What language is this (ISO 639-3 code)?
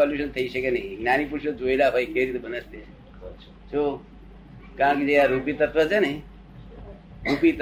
guj